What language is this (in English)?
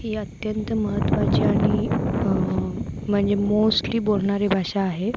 Marathi